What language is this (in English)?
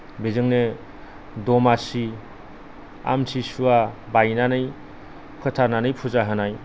Bodo